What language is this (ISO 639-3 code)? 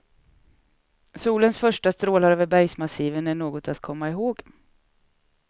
swe